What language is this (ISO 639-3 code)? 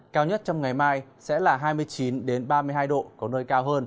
vie